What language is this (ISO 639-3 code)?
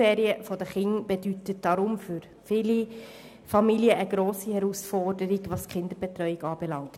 gsw